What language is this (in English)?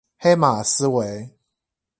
Chinese